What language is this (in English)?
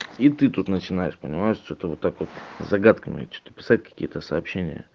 Russian